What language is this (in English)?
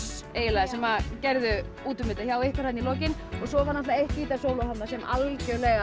Icelandic